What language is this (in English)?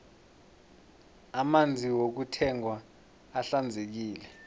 South Ndebele